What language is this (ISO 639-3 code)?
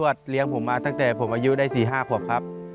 tha